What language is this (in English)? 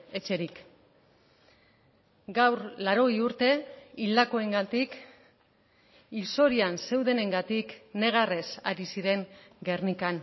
Basque